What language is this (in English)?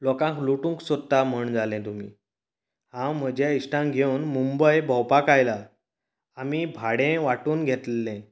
Konkani